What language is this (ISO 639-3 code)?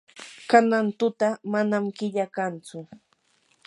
qur